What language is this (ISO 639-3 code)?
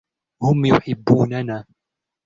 ara